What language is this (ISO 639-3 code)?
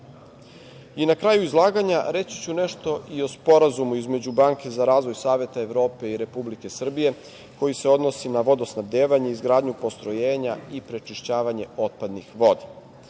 srp